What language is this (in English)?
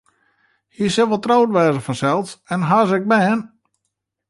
Western Frisian